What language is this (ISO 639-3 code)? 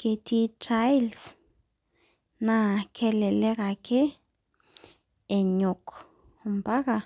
mas